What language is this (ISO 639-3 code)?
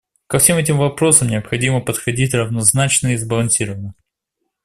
rus